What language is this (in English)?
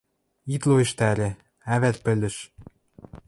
Western Mari